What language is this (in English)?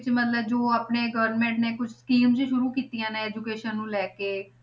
Punjabi